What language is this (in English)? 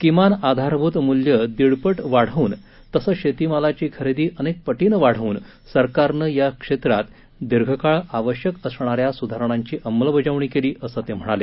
Marathi